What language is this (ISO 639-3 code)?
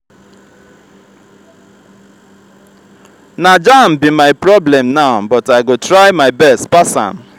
pcm